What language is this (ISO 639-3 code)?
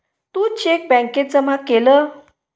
mar